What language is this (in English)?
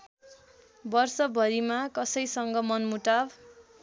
Nepali